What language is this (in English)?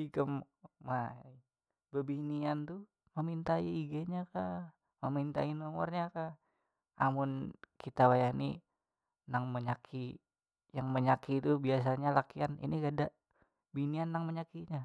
Banjar